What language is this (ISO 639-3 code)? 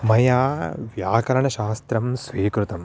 san